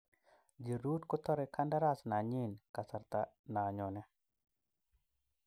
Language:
Kalenjin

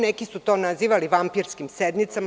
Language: Serbian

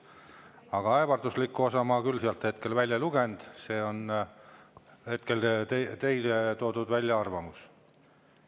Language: Estonian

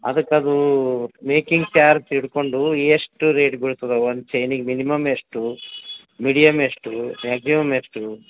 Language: Kannada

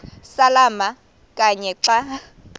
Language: Xhosa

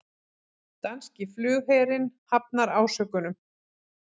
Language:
Icelandic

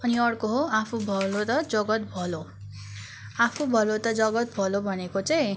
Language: Nepali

